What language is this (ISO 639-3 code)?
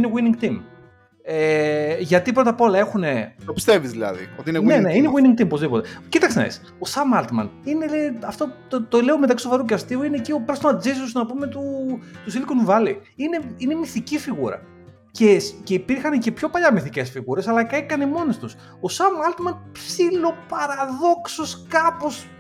ell